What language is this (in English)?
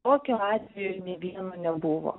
Lithuanian